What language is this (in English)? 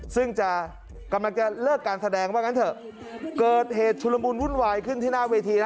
Thai